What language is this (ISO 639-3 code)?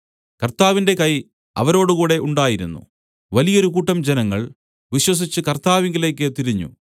mal